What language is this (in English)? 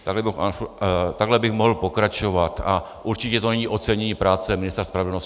Czech